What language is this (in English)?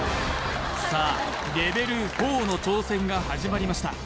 Japanese